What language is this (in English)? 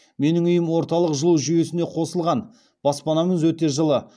Kazakh